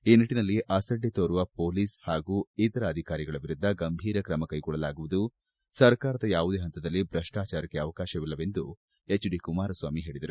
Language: Kannada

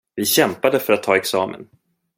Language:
Swedish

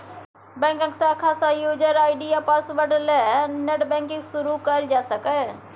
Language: Maithili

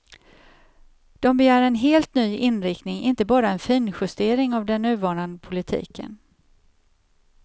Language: Swedish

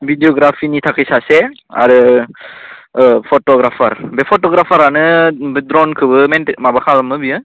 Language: Bodo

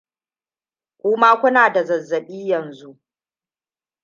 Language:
Hausa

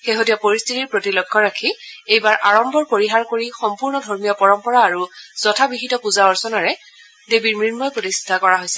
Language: Assamese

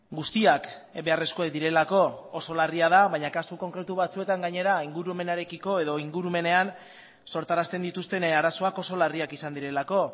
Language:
Basque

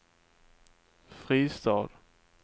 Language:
Swedish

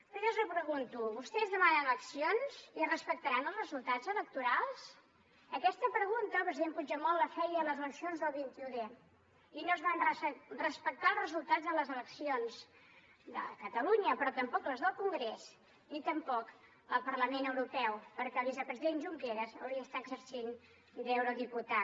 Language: Catalan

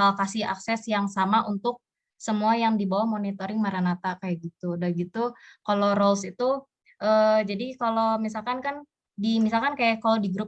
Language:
Indonesian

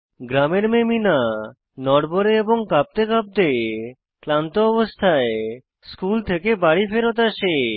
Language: Bangla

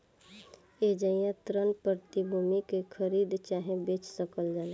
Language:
Bhojpuri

